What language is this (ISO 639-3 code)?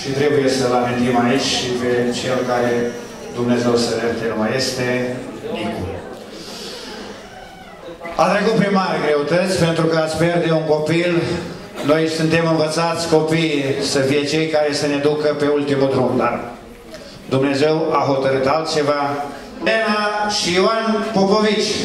ron